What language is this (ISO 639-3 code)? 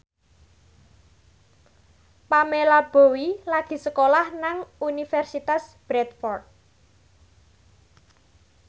jav